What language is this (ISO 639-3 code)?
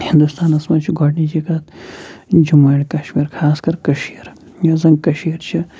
kas